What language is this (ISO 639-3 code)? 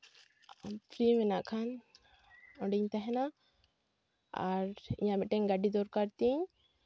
sat